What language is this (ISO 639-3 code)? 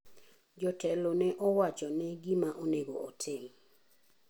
luo